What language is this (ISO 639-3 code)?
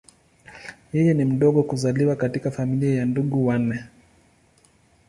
swa